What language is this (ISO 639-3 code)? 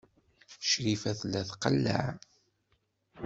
kab